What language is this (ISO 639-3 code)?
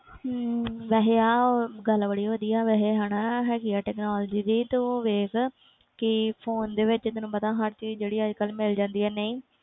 pan